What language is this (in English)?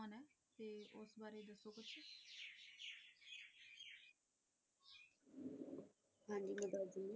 Punjabi